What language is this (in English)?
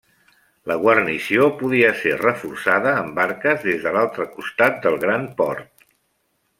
Catalan